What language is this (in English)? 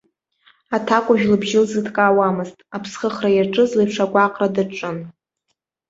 Abkhazian